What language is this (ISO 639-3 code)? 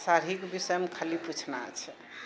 mai